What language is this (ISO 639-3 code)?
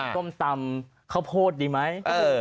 tha